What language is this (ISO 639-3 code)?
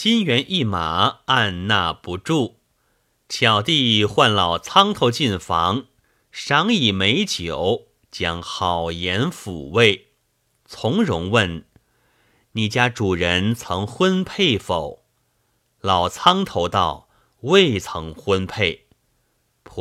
zho